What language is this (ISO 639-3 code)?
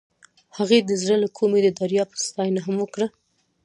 pus